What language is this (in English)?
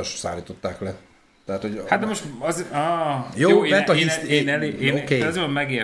Hungarian